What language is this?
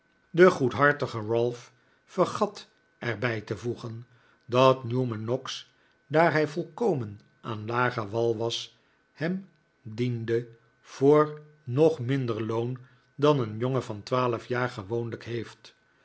Dutch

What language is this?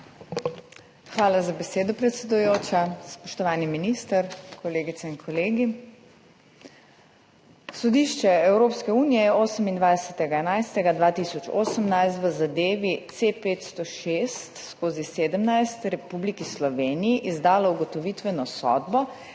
Slovenian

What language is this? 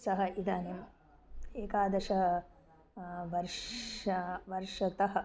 Sanskrit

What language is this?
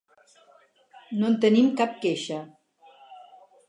Catalan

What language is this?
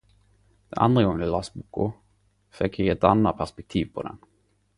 Norwegian Nynorsk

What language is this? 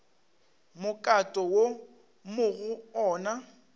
Northern Sotho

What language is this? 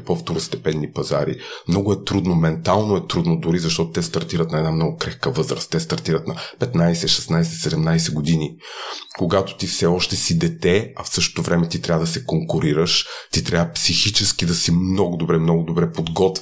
Bulgarian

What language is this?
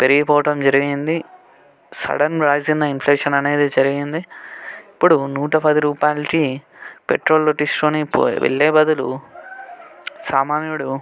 Telugu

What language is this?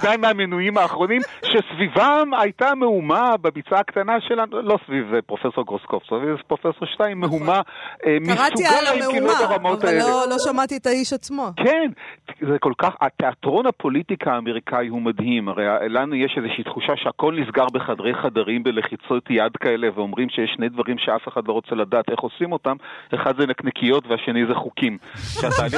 Hebrew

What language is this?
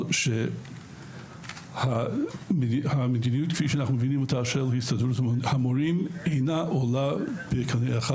Hebrew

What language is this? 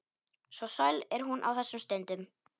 Icelandic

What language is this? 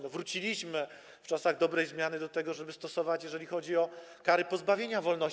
Polish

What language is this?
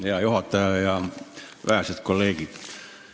Estonian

